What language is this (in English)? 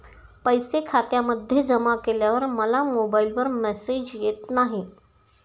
Marathi